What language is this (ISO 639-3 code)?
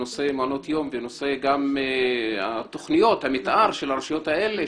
heb